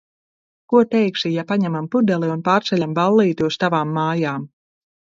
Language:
Latvian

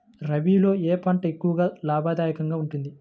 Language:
Telugu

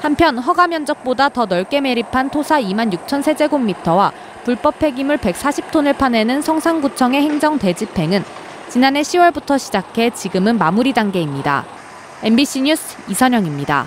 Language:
Korean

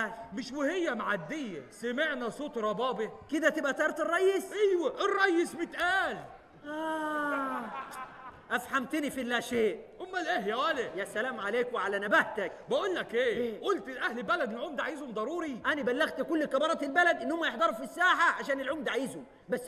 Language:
Arabic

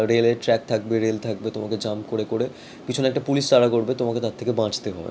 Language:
Bangla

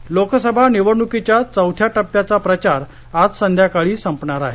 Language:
Marathi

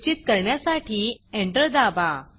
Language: Marathi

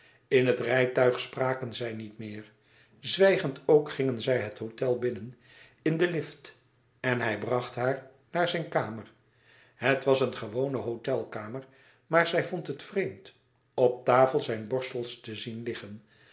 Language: Dutch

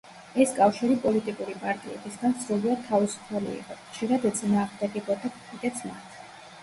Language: Georgian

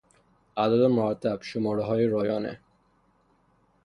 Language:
Persian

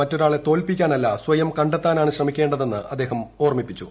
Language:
Malayalam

